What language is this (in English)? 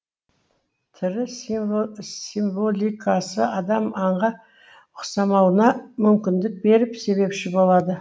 Kazakh